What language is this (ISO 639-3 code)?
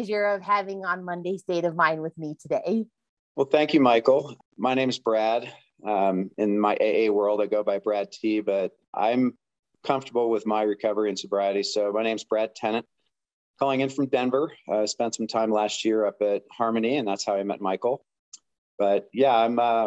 eng